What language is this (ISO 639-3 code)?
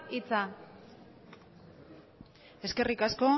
eus